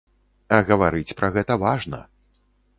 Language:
Belarusian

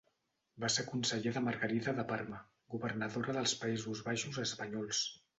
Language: Catalan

